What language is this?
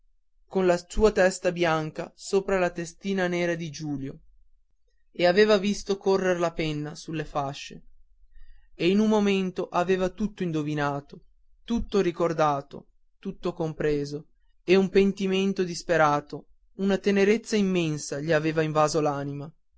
Italian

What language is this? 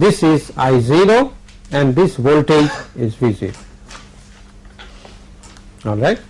English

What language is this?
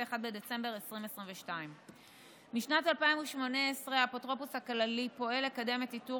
Hebrew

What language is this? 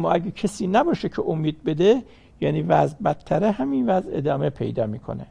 Persian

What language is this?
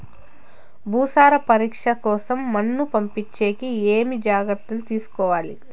Telugu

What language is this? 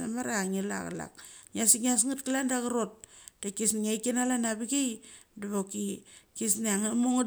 Mali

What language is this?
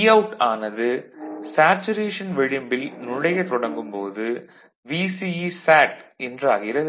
Tamil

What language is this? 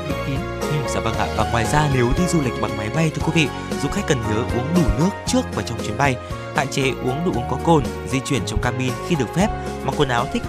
Vietnamese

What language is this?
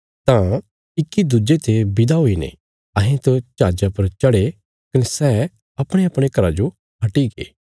Bilaspuri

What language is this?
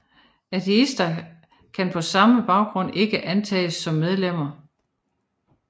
Danish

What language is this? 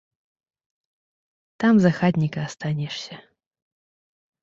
Belarusian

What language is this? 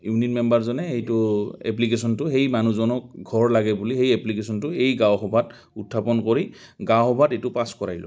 Assamese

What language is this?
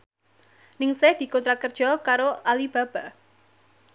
Javanese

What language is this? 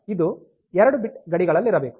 Kannada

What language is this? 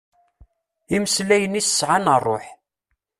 Kabyle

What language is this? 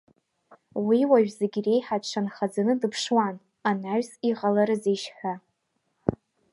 Abkhazian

